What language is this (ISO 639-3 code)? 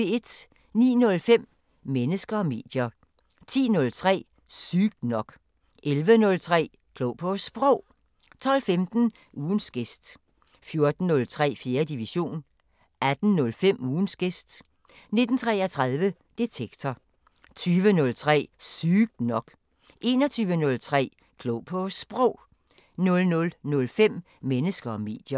dan